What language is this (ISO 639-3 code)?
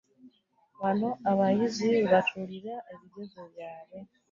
lug